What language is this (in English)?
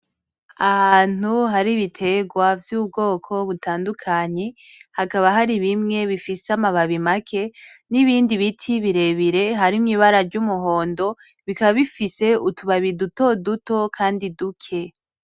Rundi